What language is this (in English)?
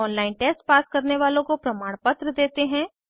Hindi